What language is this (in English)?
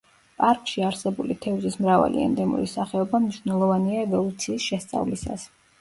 Georgian